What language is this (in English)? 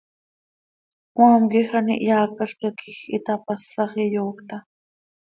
Seri